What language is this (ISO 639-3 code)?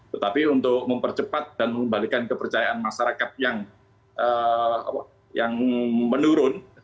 ind